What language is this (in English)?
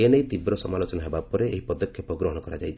Odia